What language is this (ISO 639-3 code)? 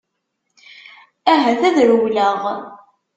kab